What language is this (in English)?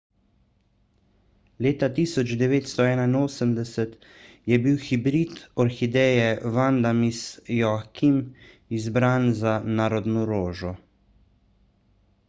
Slovenian